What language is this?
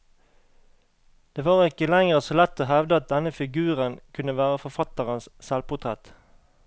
Norwegian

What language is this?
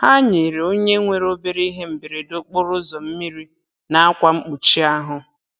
Igbo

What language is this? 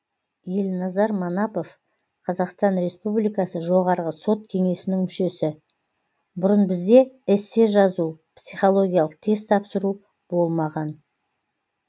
Kazakh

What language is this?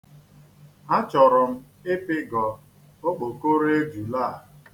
Igbo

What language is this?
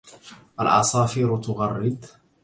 Arabic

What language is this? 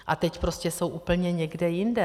Czech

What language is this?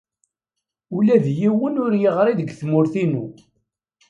Kabyle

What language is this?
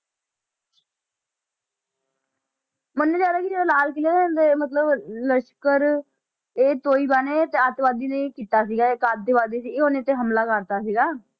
Punjabi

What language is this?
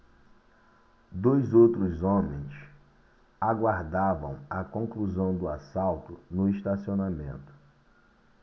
Portuguese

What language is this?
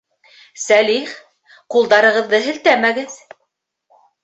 Bashkir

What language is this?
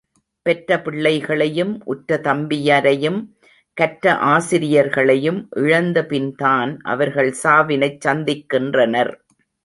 Tamil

